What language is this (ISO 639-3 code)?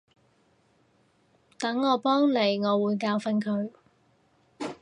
yue